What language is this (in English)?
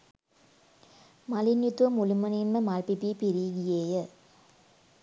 Sinhala